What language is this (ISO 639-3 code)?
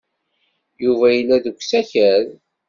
kab